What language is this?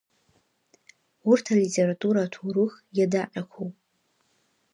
Abkhazian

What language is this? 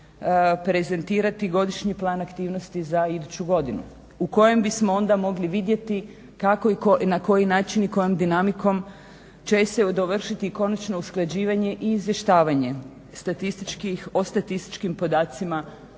Croatian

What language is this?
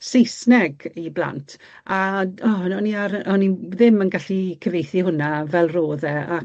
Welsh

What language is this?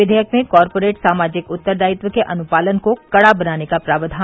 Hindi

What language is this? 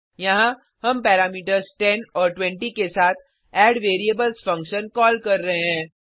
Hindi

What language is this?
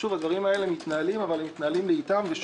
Hebrew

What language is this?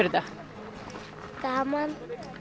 Icelandic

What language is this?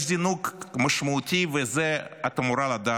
Hebrew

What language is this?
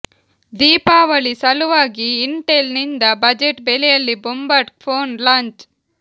Kannada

